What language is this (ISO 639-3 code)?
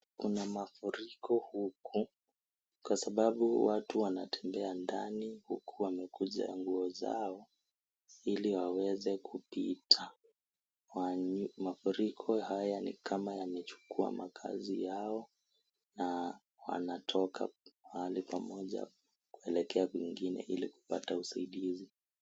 swa